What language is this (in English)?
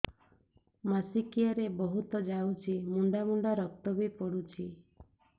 Odia